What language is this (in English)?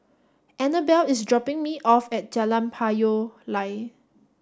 English